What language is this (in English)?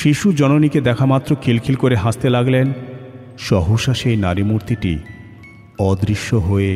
Bangla